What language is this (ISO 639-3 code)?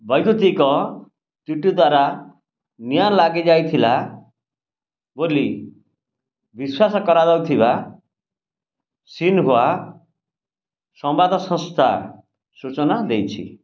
ori